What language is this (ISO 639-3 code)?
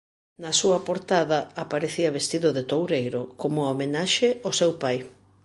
glg